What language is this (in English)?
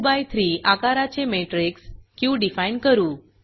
Marathi